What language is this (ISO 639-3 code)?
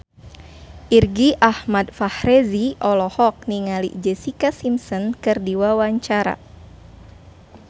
sun